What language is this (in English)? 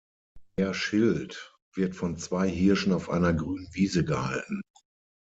German